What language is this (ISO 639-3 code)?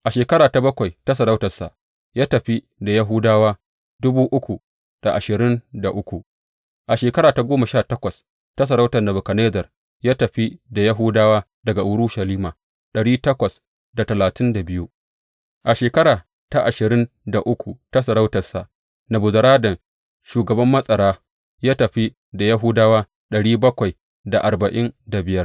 hau